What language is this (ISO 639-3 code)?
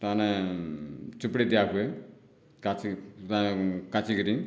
ori